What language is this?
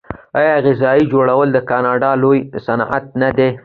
Pashto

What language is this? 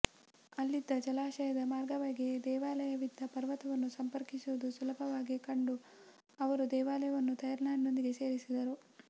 Kannada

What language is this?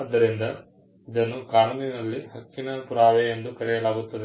Kannada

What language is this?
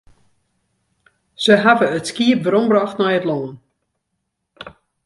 Western Frisian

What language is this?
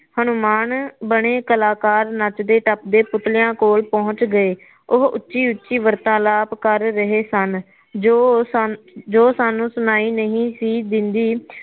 Punjabi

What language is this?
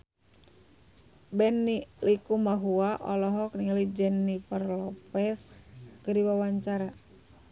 Sundanese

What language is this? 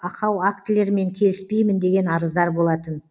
Kazakh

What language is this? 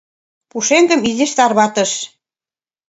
Mari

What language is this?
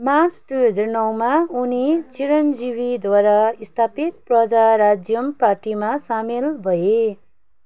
Nepali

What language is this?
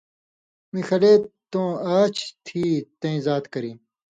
Indus Kohistani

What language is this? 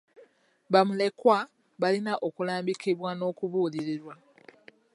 Ganda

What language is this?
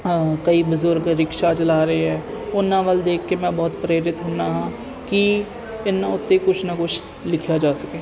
Punjabi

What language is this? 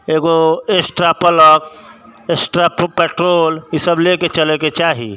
Maithili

